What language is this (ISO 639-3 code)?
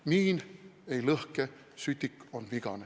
est